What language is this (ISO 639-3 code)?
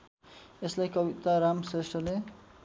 nep